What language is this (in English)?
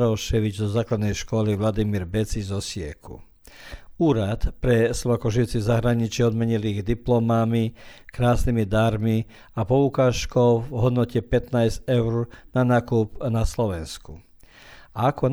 Croatian